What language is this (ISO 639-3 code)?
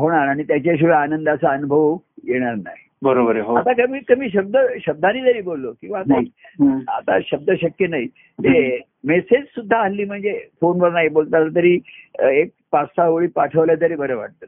mar